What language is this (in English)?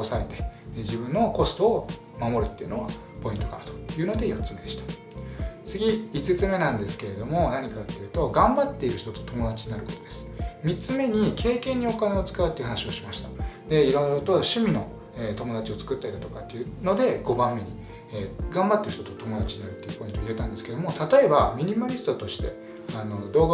Japanese